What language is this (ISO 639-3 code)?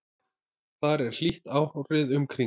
isl